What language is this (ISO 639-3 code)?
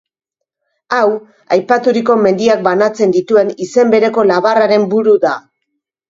eus